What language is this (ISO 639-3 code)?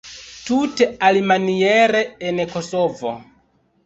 epo